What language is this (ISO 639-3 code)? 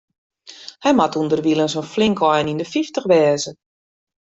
fry